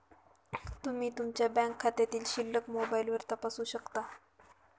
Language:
Marathi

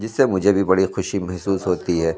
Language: Urdu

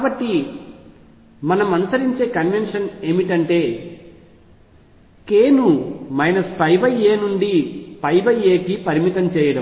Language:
Telugu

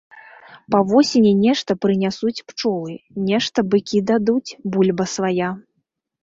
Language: Belarusian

